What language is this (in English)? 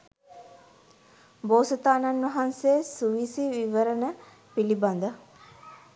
Sinhala